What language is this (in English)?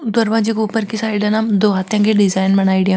Marwari